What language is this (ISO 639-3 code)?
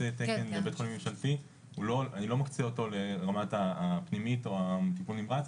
heb